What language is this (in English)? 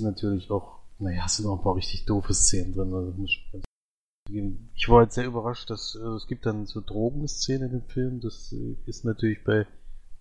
German